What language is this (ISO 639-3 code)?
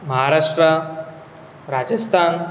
kok